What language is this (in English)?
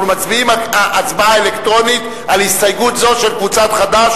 Hebrew